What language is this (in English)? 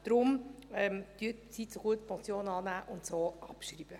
Swiss German